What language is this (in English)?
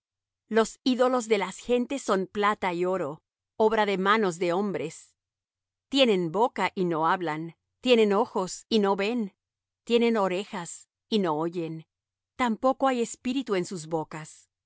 Spanish